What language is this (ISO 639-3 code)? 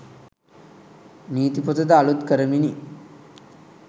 sin